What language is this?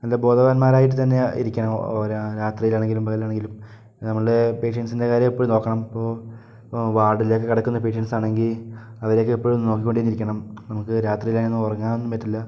Malayalam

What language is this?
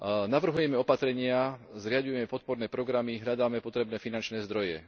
Slovak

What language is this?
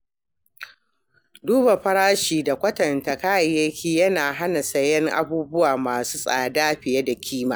Hausa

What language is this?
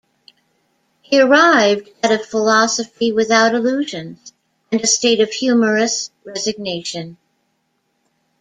English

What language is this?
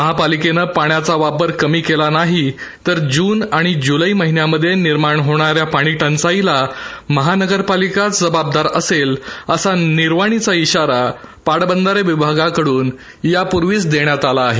Marathi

